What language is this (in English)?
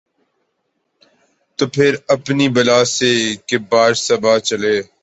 Urdu